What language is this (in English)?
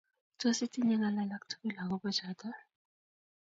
Kalenjin